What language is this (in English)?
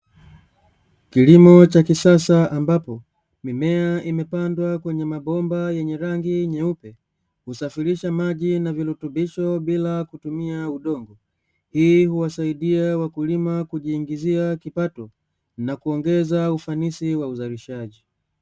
Swahili